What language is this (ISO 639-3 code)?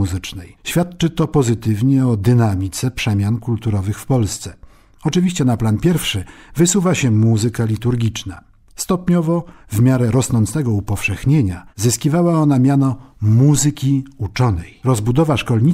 pol